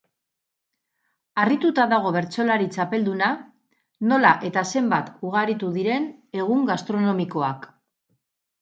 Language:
Basque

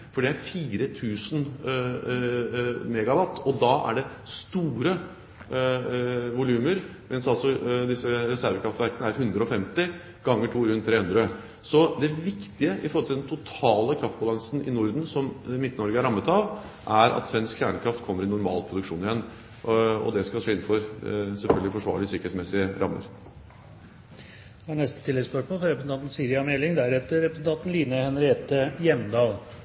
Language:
Norwegian Bokmål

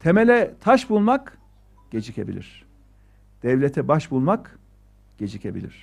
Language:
Turkish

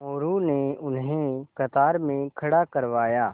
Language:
Hindi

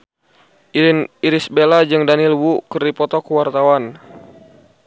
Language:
Sundanese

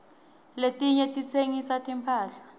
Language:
Swati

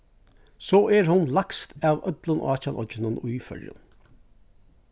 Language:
Faroese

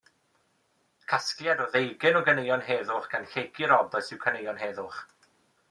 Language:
Welsh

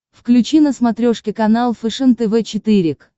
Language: Russian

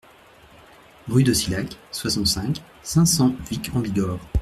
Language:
French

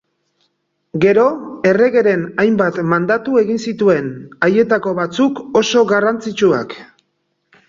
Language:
Basque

